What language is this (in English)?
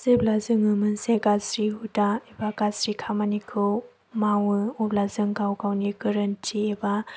Bodo